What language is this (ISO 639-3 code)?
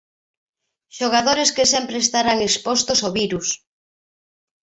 glg